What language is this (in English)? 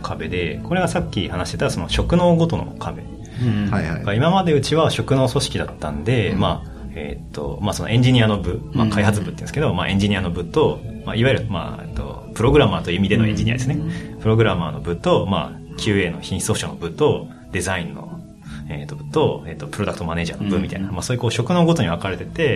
Japanese